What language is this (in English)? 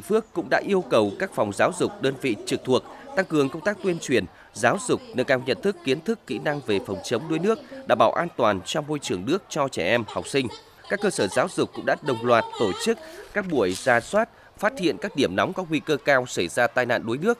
Vietnamese